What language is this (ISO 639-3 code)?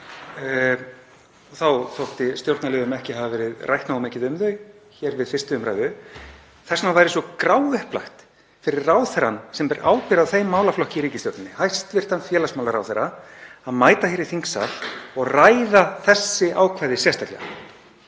isl